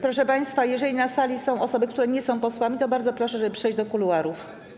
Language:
Polish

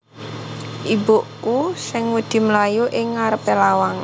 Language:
Javanese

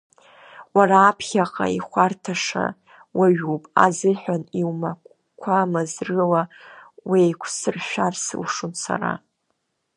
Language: Abkhazian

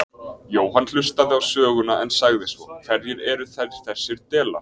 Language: Icelandic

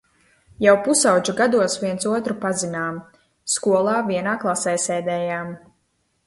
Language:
Latvian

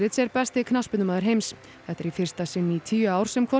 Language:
Icelandic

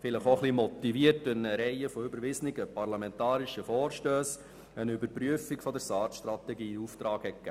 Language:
Swiss German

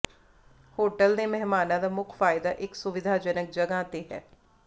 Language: Punjabi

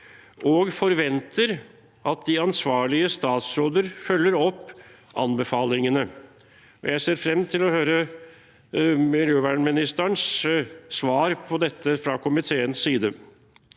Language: Norwegian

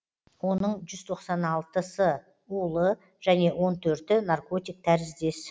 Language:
Kazakh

